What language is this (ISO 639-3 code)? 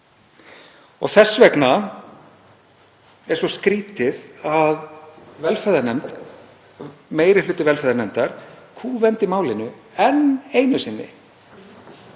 isl